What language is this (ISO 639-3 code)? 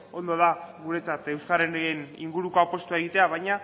eus